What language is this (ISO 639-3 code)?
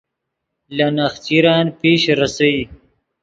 ydg